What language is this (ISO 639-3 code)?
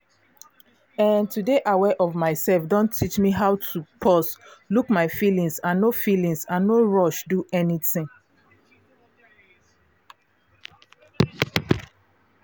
pcm